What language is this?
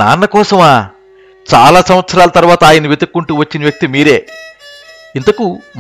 Telugu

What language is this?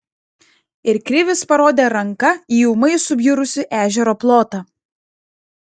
Lithuanian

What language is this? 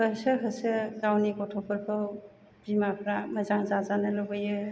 Bodo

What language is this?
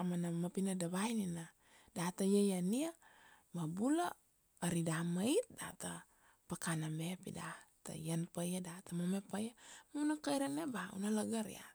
Kuanua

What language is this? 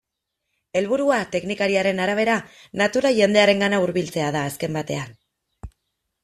Basque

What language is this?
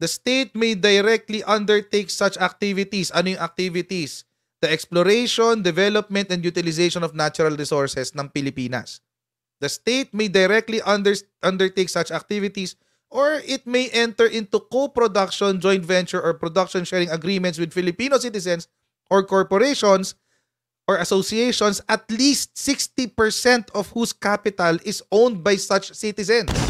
Filipino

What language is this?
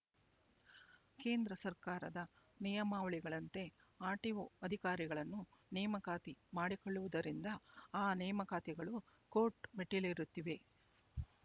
Kannada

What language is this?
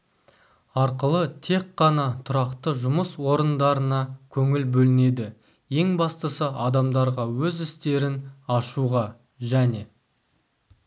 Kazakh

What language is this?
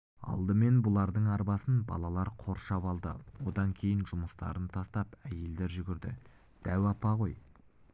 Kazakh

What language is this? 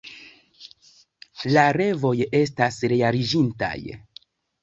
Esperanto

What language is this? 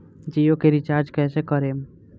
Bhojpuri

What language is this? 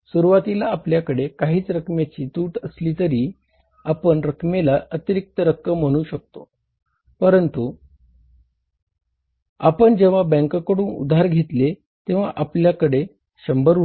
Marathi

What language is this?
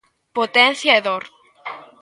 Galician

